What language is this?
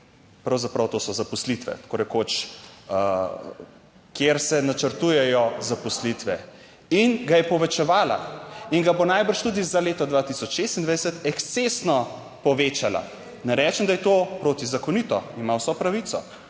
Slovenian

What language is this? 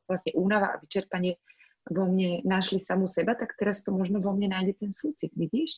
Slovak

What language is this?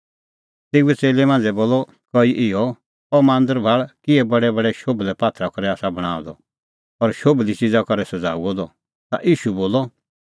Kullu Pahari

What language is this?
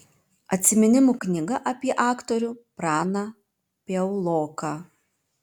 Lithuanian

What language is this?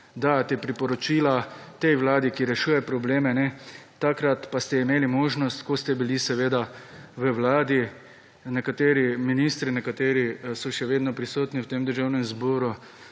Slovenian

